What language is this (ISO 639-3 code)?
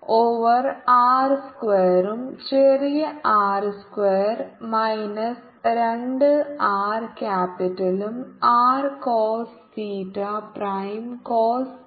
mal